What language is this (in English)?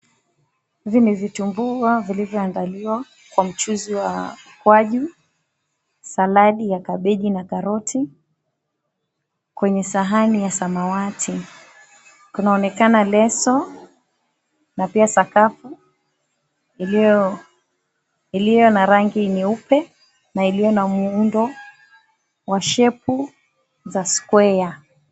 Swahili